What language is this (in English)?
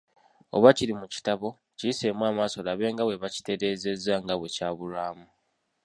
Ganda